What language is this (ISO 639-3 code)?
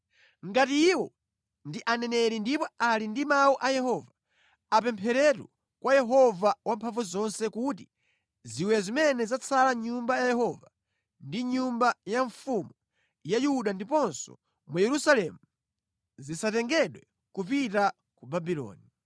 nya